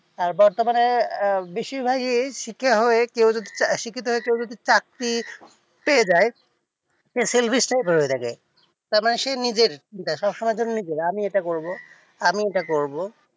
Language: Bangla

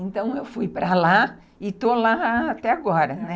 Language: Portuguese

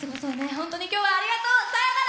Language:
Japanese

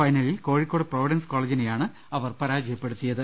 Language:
Malayalam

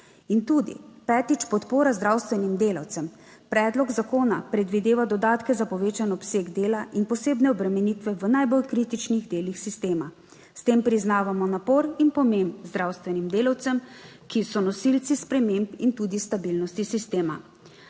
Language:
Slovenian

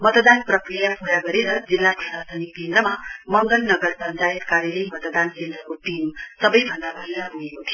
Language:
Nepali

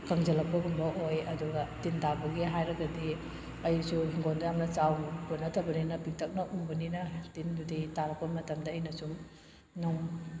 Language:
Manipuri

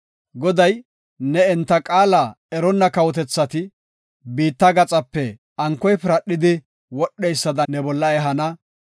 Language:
Gofa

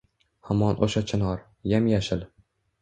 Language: Uzbek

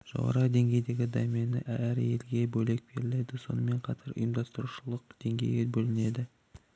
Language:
Kazakh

